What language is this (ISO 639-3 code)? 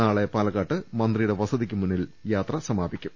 mal